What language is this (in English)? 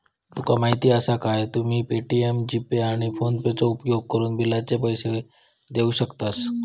Marathi